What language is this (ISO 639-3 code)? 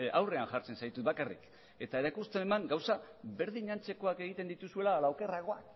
eus